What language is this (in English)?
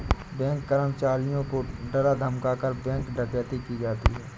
Hindi